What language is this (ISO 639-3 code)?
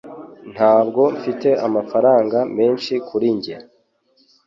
kin